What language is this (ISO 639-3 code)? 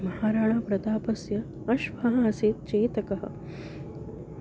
san